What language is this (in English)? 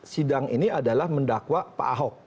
Indonesian